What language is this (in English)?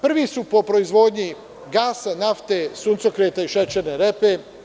Serbian